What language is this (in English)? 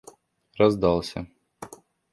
Russian